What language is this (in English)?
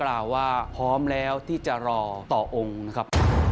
Thai